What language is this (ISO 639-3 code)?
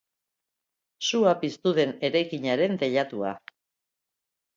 eus